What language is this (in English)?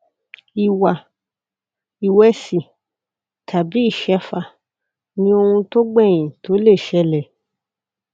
Yoruba